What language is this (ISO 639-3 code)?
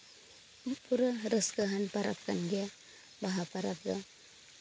sat